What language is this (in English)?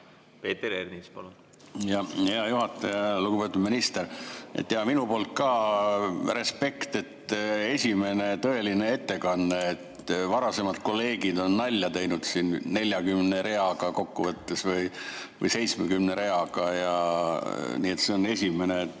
Estonian